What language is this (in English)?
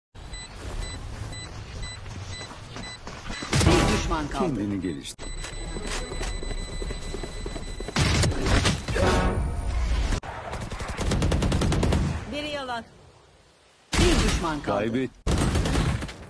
Turkish